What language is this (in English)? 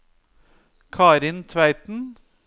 Norwegian